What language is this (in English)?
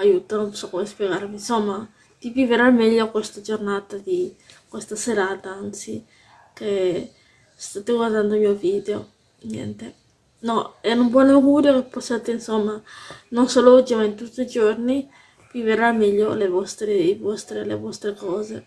Italian